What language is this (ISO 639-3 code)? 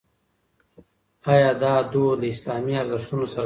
pus